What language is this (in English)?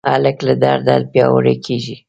Pashto